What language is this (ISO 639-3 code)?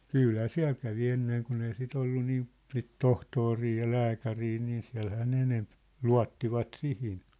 fin